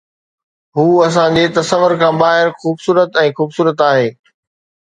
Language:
Sindhi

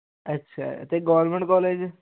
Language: Punjabi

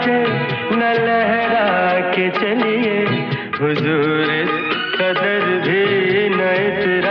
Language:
Hindi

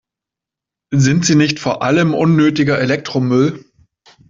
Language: German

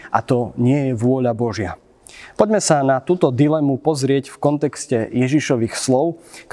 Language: Slovak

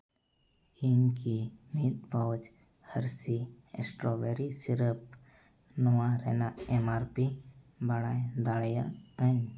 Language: Santali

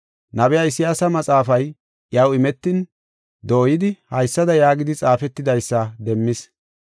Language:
Gofa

